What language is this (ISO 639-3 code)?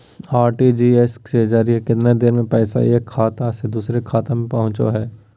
mag